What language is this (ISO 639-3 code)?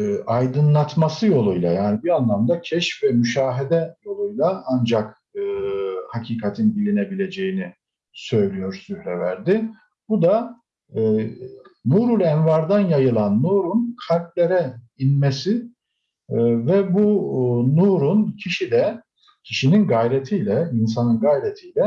tur